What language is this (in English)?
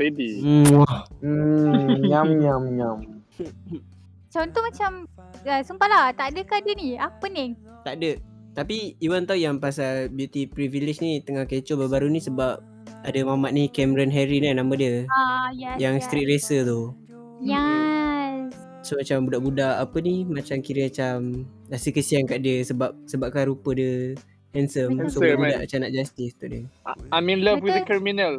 Malay